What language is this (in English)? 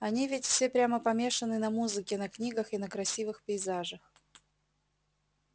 Russian